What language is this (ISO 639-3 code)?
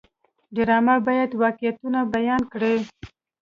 pus